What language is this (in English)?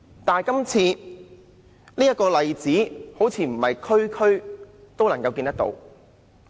Cantonese